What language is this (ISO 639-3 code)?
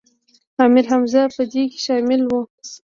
pus